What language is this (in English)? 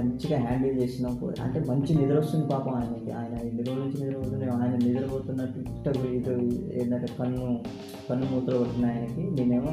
Telugu